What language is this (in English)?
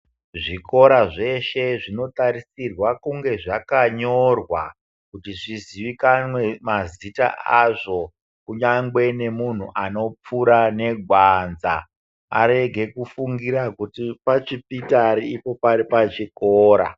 Ndau